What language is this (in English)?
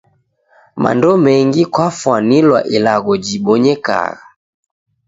Taita